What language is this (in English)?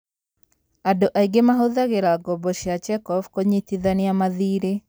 Kikuyu